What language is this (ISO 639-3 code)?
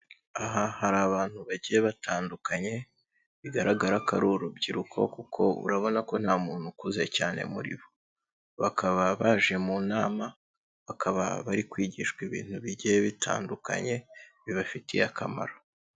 kin